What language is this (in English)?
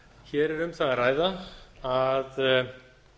Icelandic